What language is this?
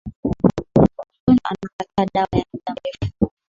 Swahili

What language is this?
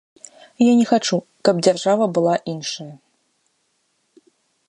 Belarusian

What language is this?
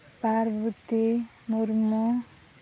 Santali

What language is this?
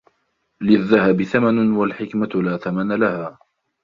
Arabic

